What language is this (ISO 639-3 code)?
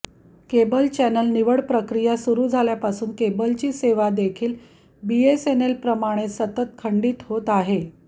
mar